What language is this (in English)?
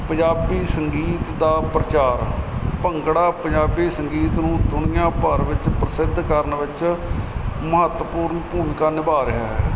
Punjabi